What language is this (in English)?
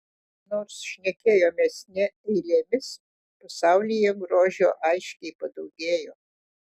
Lithuanian